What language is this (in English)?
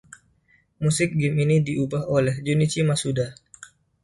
Indonesian